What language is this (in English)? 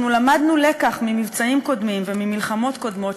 Hebrew